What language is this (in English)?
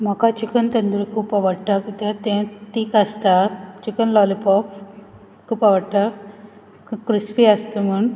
Konkani